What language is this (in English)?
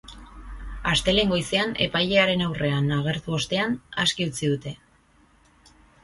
Basque